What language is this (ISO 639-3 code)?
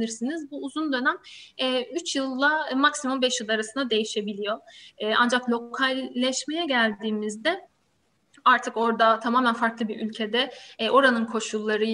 tur